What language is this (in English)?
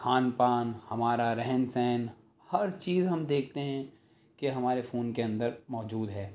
Urdu